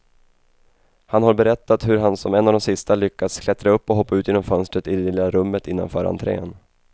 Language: Swedish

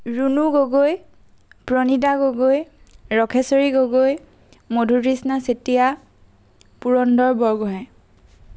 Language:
Assamese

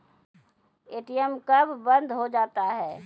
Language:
Maithili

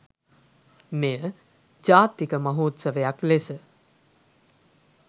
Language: Sinhala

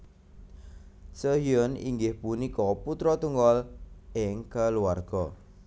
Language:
Javanese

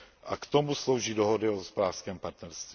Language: Czech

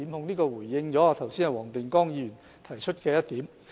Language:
Cantonese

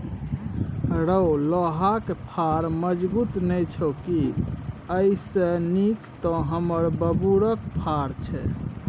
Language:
Maithili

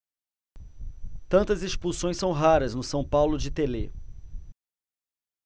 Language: Portuguese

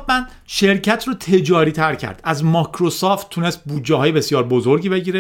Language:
Persian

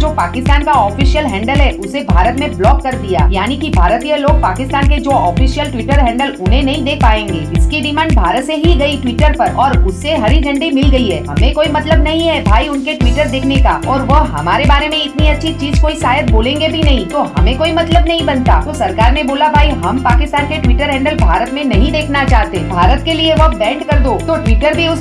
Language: Hindi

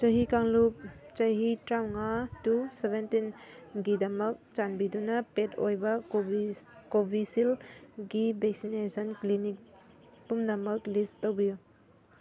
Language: Manipuri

